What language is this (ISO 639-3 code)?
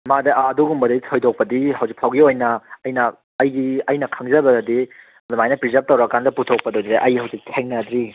mni